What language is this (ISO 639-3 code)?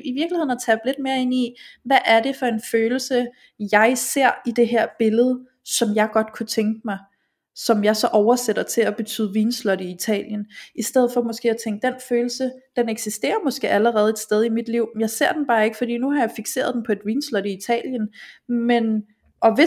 dan